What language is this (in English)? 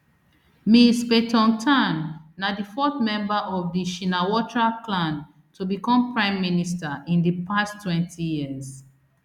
Nigerian Pidgin